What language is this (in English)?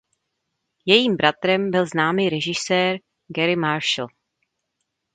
Czech